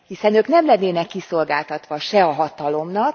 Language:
Hungarian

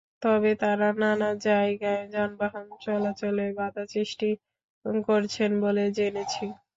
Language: Bangla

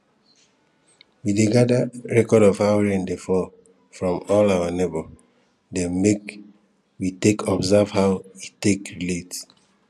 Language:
Nigerian Pidgin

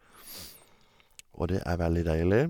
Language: Norwegian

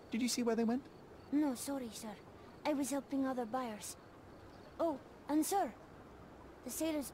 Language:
English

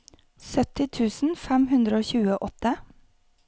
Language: Norwegian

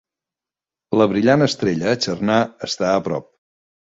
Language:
Catalan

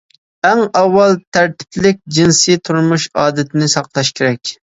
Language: Uyghur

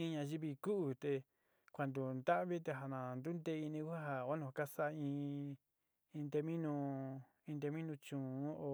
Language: Sinicahua Mixtec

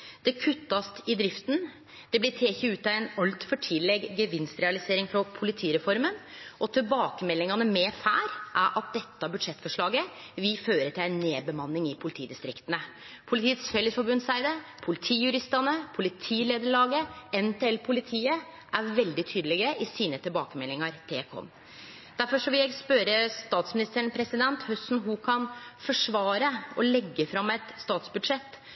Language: Norwegian Nynorsk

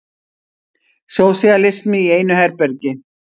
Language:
Icelandic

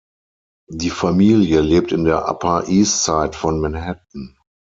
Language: German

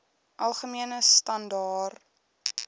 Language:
Afrikaans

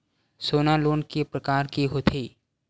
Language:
Chhattisgarhi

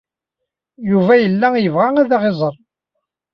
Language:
Kabyle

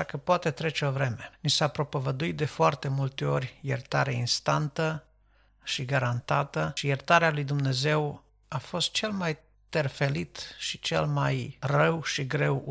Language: Romanian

